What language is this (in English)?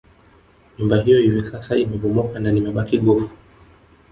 Swahili